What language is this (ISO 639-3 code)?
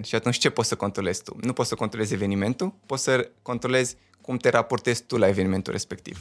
ron